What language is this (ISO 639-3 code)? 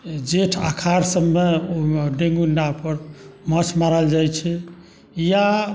mai